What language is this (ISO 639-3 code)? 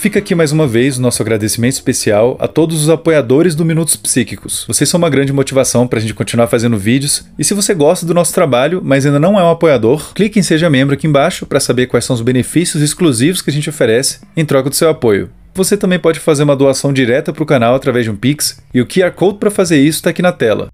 por